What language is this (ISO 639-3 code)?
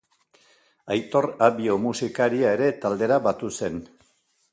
eus